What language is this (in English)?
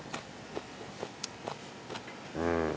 Japanese